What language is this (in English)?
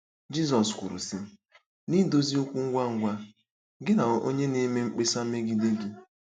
Igbo